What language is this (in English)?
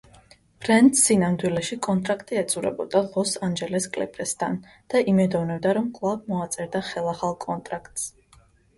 Georgian